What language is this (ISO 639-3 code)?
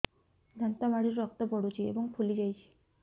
ori